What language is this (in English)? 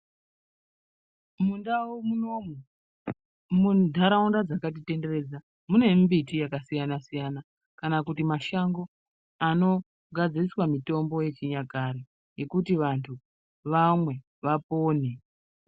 Ndau